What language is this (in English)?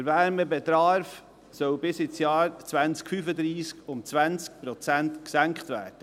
Swiss German